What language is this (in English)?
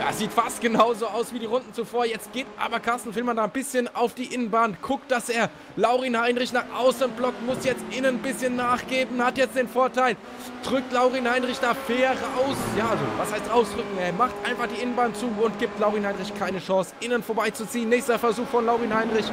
German